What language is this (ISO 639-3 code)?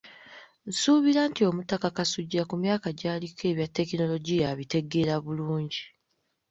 lug